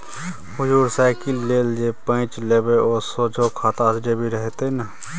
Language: Maithili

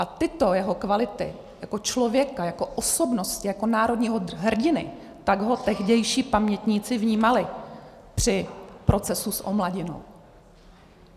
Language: Czech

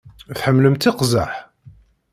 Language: Kabyle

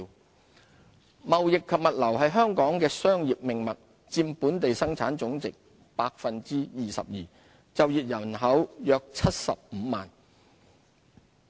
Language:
Cantonese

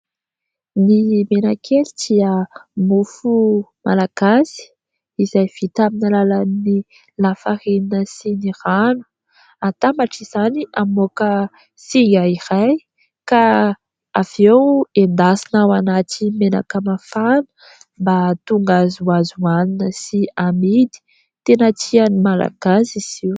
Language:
Malagasy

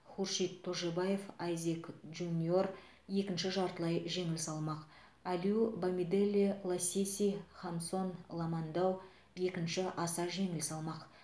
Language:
Kazakh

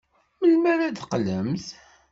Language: Kabyle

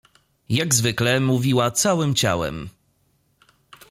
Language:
Polish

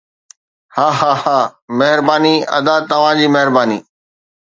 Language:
Sindhi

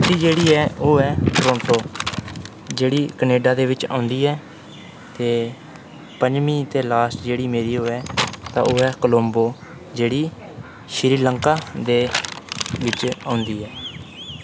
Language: Dogri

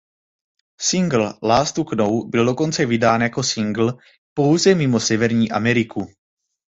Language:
Czech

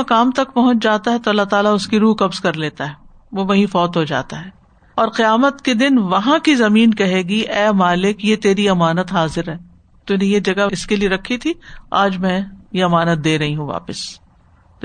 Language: Urdu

